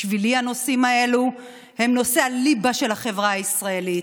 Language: Hebrew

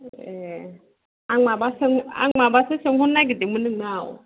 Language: Bodo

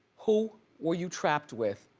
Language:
English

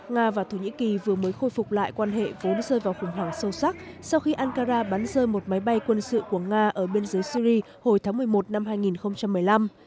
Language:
Vietnamese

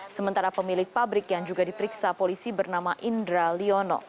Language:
Indonesian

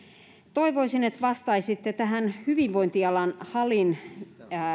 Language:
Finnish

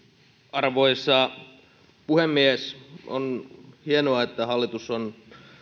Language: Finnish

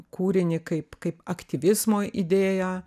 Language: Lithuanian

